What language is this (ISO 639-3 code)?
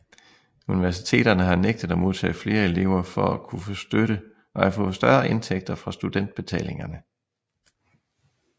dan